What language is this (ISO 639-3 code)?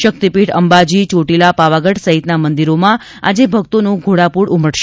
guj